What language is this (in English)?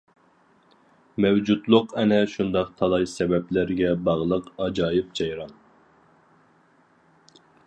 Uyghur